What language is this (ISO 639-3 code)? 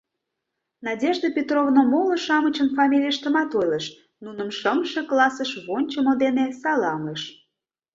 chm